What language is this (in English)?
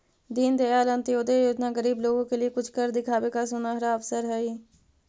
Magahi